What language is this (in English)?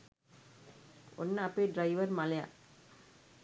Sinhala